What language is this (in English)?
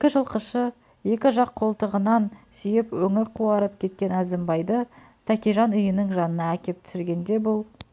Kazakh